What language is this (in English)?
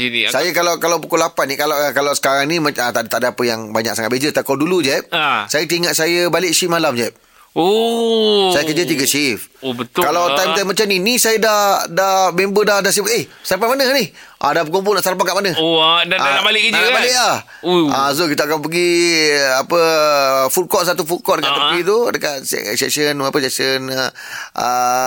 Malay